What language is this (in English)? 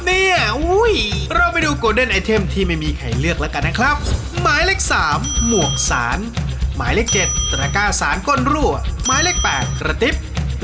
Thai